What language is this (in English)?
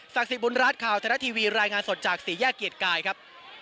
Thai